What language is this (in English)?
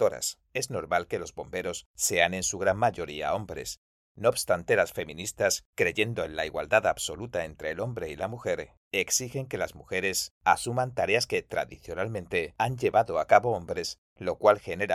Spanish